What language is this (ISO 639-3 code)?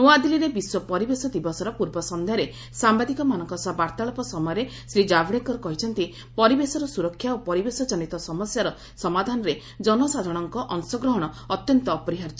ori